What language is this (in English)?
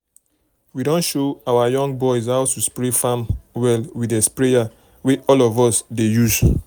Nigerian Pidgin